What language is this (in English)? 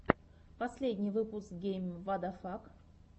Russian